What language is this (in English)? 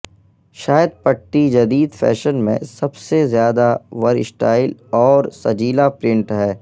Urdu